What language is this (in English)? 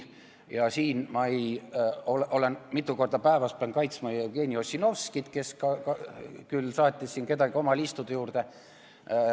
Estonian